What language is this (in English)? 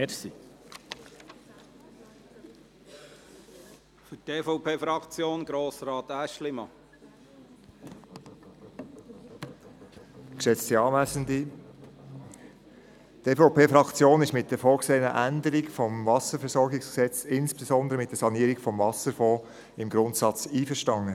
Swiss German